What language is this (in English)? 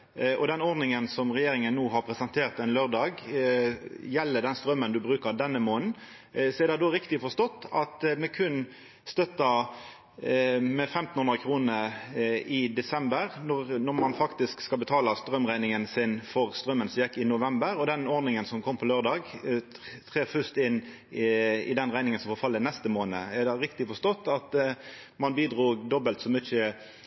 Norwegian Nynorsk